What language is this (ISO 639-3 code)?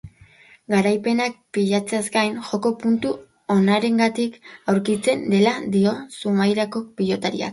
eus